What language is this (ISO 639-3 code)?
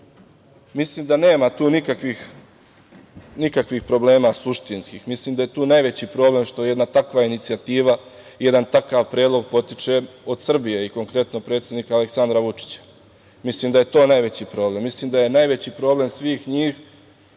srp